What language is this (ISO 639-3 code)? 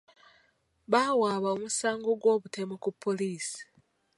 lug